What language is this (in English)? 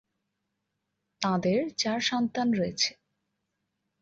Bangla